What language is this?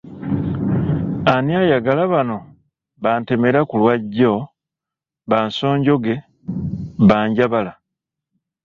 Ganda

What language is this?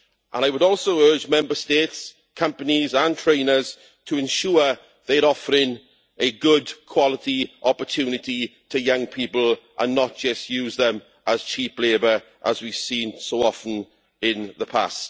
English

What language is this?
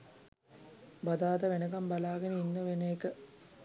Sinhala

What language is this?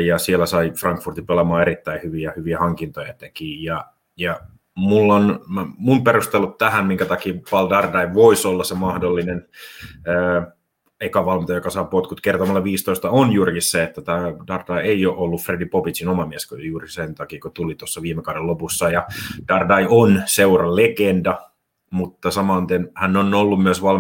Finnish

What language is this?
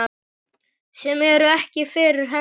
Icelandic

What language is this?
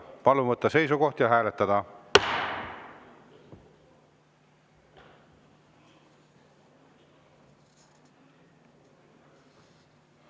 Estonian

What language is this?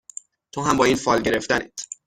Persian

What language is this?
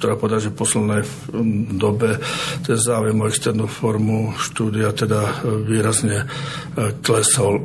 Slovak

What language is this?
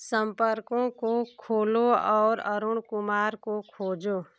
Hindi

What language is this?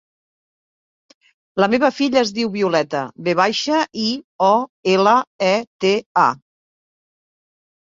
Catalan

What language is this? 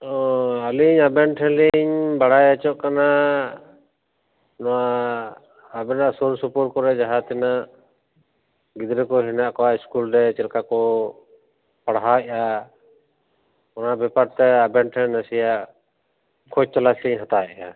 Santali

